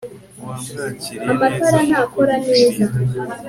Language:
Kinyarwanda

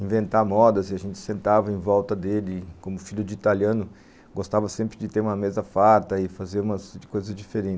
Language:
Portuguese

